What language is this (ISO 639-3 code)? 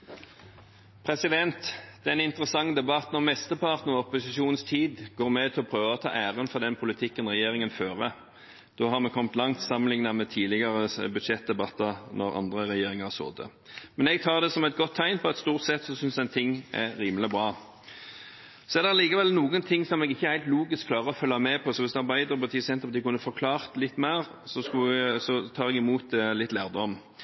nob